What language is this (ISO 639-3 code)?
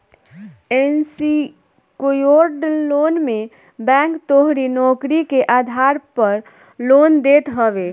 bho